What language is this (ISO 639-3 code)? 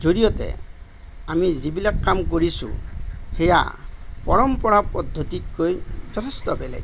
asm